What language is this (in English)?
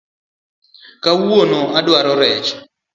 Luo (Kenya and Tanzania)